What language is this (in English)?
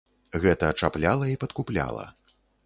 Belarusian